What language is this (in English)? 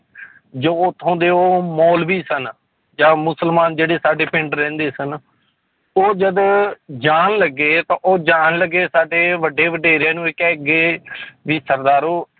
Punjabi